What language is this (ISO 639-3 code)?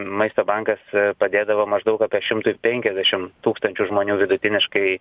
lit